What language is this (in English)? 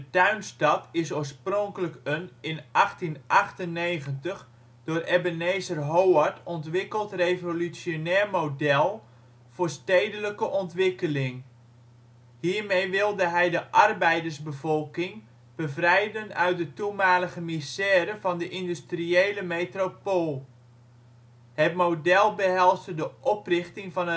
Dutch